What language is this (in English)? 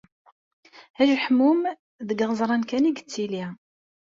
Kabyle